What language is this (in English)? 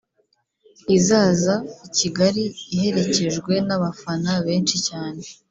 Kinyarwanda